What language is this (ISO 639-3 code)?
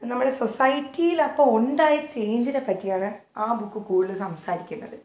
mal